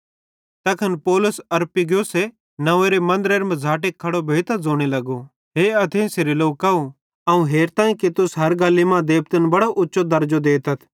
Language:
Bhadrawahi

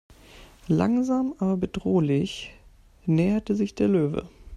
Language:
German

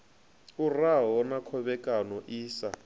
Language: Venda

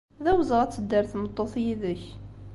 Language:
Kabyle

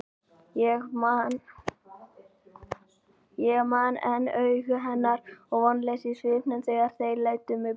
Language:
Icelandic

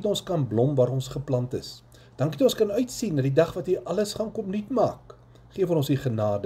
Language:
Dutch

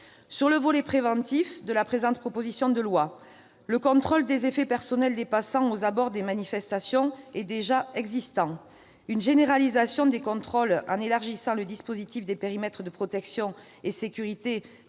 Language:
French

